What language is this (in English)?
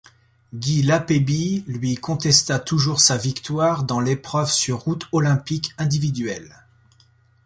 French